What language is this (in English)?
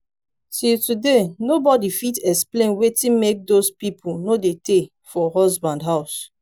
Nigerian Pidgin